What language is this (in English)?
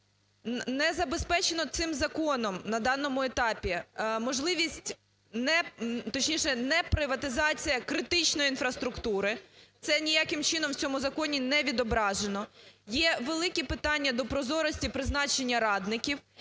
Ukrainian